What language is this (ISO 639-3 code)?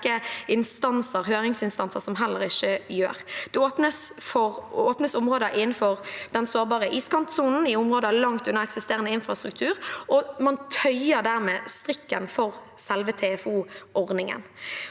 nor